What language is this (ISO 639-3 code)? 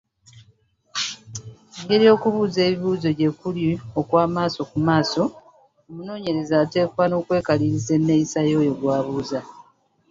lug